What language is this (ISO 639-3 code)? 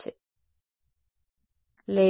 tel